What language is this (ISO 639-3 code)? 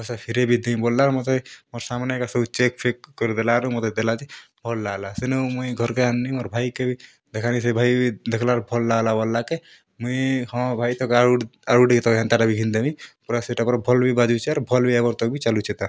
ori